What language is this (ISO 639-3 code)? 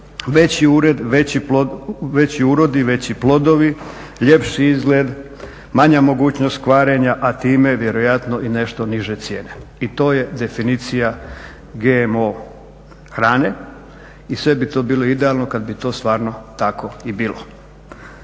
hrv